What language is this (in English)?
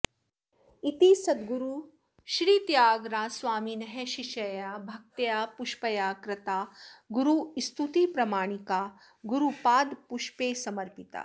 Sanskrit